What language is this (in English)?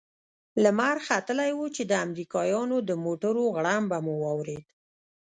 Pashto